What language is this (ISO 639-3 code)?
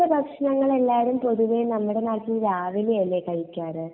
mal